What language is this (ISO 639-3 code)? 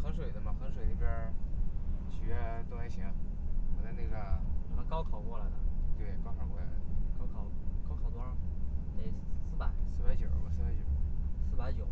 zho